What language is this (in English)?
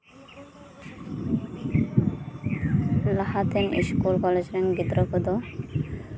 Santali